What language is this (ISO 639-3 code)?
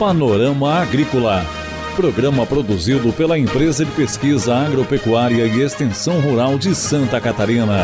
por